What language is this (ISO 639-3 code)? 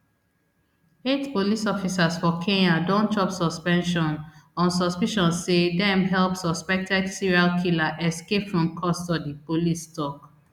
pcm